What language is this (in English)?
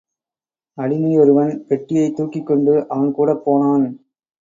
Tamil